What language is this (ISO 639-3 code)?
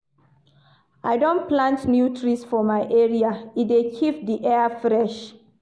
pcm